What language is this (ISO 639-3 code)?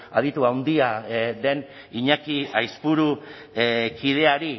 eus